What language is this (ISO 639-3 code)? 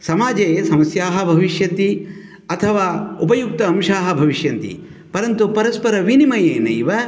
san